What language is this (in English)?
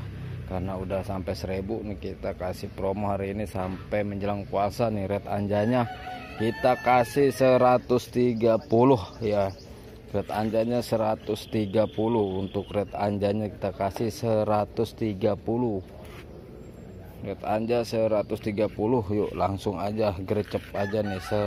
Indonesian